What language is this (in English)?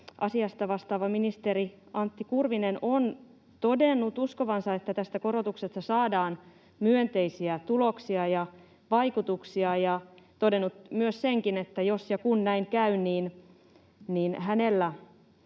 Finnish